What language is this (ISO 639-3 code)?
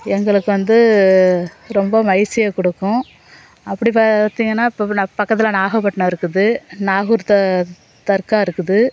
tam